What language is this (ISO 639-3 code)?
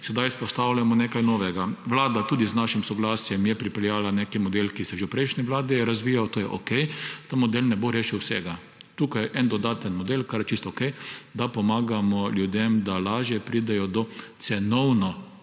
slv